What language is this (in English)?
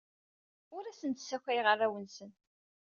Kabyle